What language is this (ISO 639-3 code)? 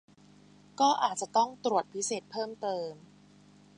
tha